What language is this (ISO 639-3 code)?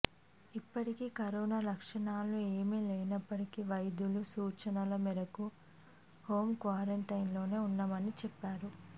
tel